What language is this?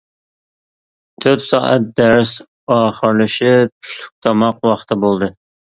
Uyghur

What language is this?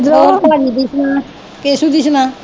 Punjabi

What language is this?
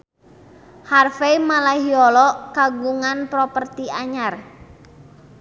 Sundanese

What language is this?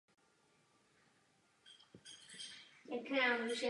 Czech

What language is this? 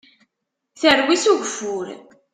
Kabyle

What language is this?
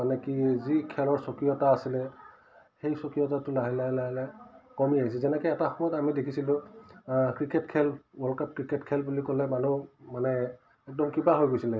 Assamese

